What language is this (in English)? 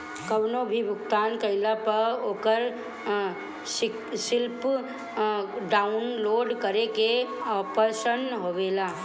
Bhojpuri